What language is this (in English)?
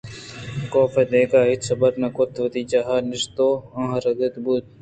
Eastern Balochi